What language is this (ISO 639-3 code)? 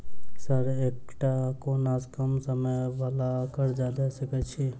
mai